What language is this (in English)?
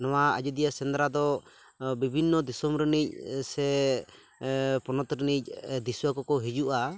Santali